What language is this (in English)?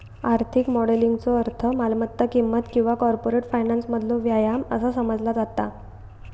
Marathi